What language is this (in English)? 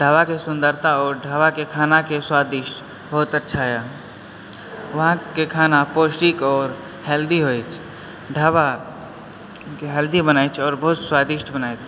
Maithili